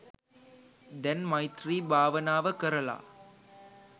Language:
Sinhala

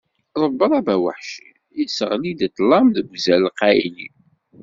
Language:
Kabyle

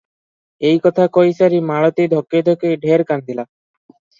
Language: Odia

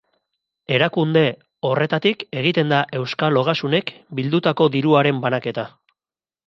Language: Basque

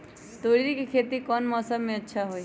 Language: Magahi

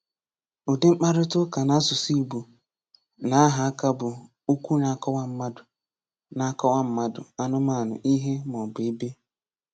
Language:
Igbo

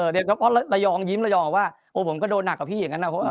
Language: Thai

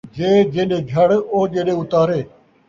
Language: Saraiki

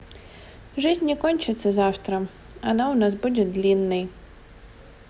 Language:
Russian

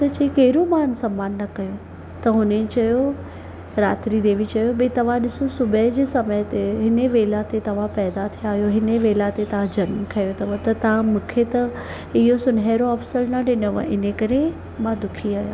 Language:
Sindhi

